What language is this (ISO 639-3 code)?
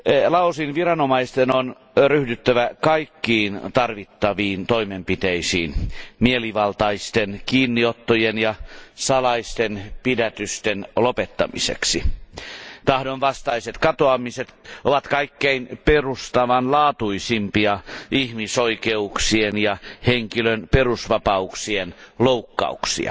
fin